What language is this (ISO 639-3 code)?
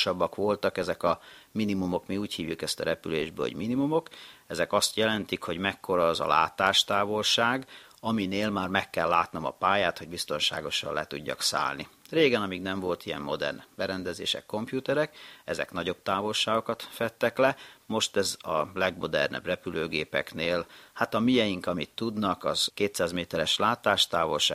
hun